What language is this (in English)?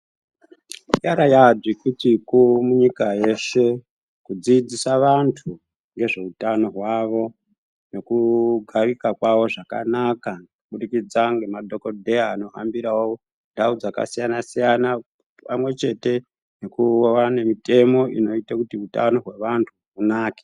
Ndau